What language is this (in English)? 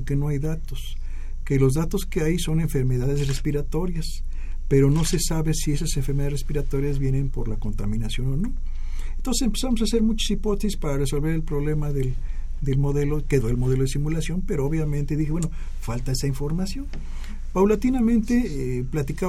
Spanish